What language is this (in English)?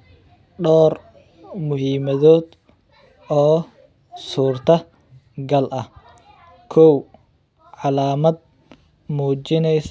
Somali